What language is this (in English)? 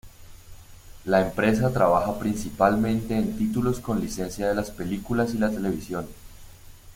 Spanish